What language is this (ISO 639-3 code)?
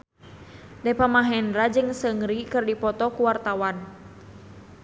sun